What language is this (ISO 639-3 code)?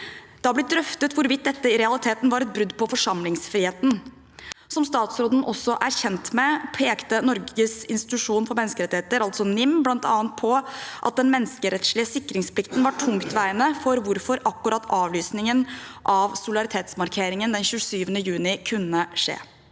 nor